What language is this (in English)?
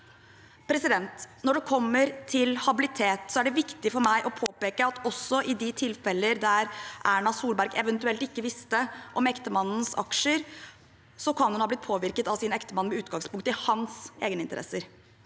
Norwegian